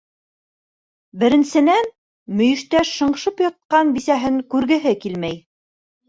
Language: Bashkir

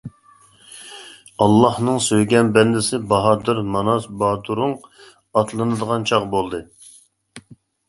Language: Uyghur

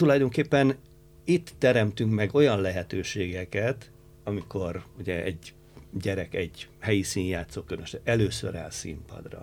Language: Hungarian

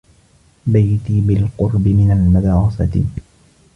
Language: Arabic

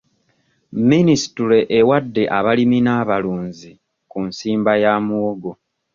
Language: Ganda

